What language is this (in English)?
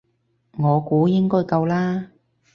Cantonese